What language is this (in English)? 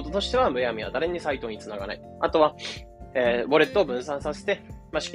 Japanese